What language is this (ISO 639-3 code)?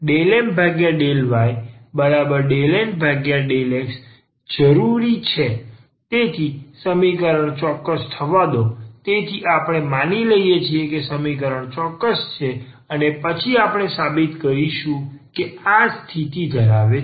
guj